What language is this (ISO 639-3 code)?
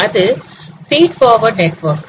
tam